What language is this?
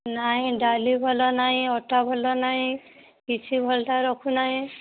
Odia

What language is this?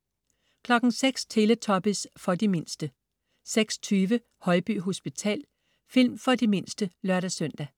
Danish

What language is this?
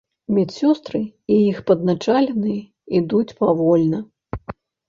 Belarusian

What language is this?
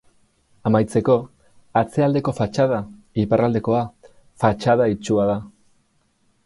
Basque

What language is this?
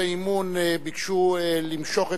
Hebrew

